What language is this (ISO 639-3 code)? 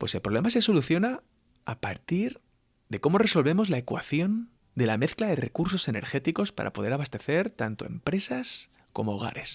spa